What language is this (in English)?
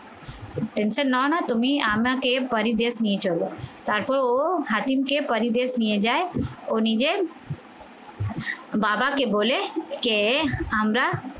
Bangla